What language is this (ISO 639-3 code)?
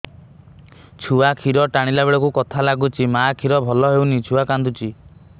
ori